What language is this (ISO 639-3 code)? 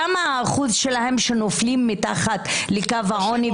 heb